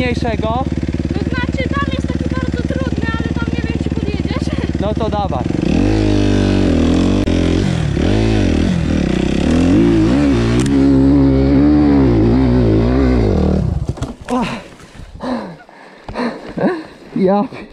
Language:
Polish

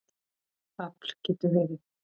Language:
Icelandic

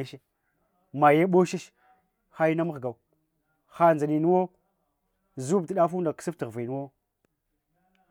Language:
Hwana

